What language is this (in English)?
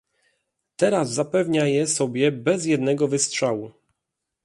Polish